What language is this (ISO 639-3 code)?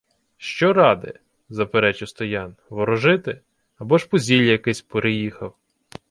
ukr